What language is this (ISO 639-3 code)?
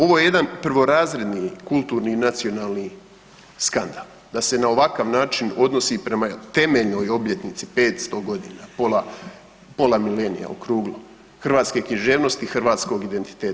hrv